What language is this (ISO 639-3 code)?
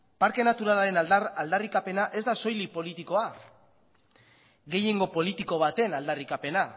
eus